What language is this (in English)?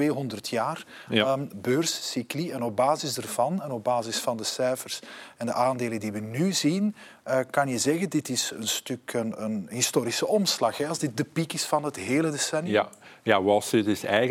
Dutch